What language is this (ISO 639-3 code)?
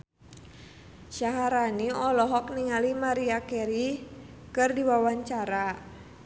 sun